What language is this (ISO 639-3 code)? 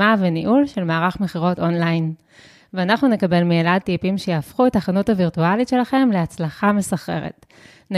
heb